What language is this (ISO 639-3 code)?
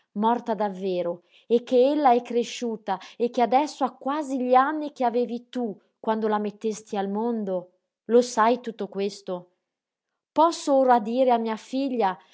ita